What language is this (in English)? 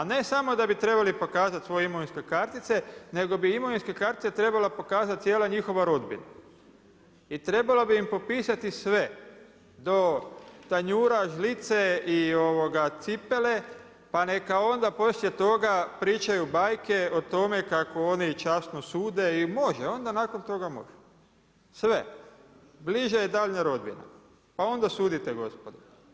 Croatian